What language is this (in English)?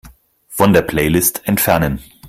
German